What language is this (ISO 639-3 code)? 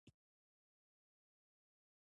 pus